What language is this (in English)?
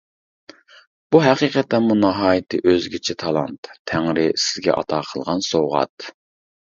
Uyghur